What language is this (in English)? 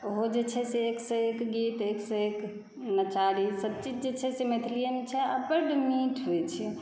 Maithili